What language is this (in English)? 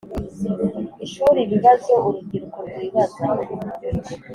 Kinyarwanda